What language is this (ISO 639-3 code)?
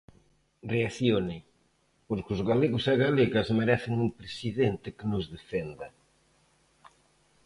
glg